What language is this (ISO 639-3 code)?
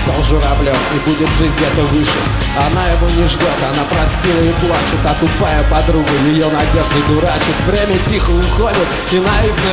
rus